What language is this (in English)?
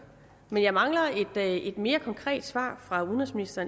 Danish